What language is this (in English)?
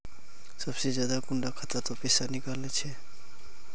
Magahi